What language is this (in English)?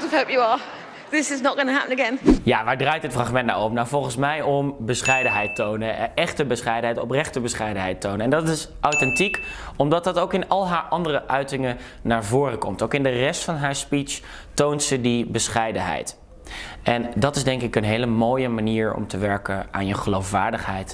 Dutch